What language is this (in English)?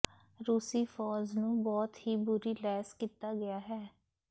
Punjabi